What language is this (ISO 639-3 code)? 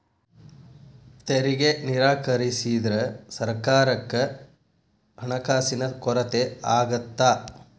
kan